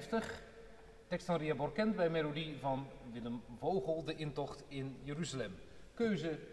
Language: Dutch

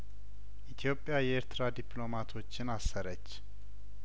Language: Amharic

